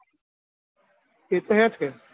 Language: Gujarati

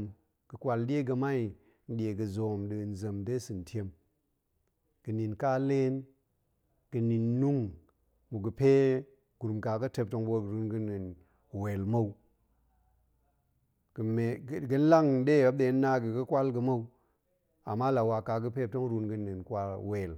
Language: Goemai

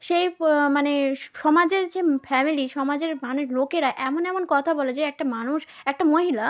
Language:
Bangla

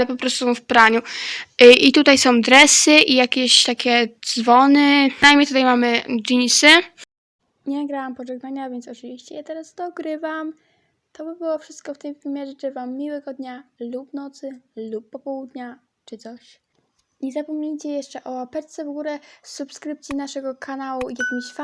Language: Polish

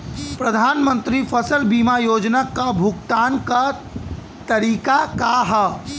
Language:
Bhojpuri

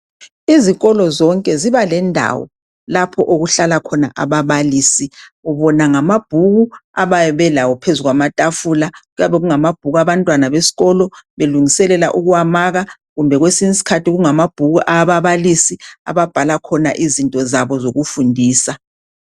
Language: North Ndebele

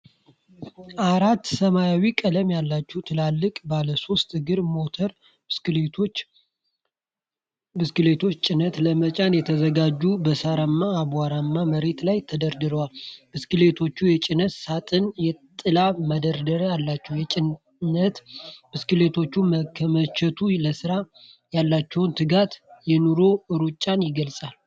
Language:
Amharic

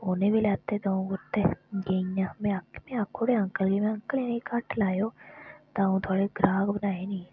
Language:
Dogri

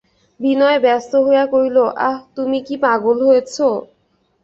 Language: Bangla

